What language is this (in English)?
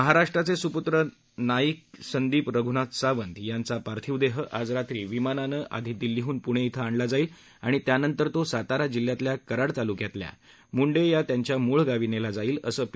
Marathi